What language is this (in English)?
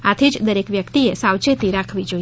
Gujarati